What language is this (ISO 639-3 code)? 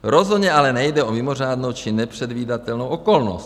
ces